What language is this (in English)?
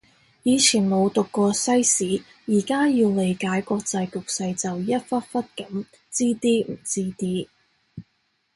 Cantonese